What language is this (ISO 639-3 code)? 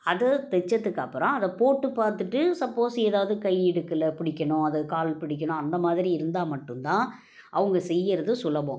tam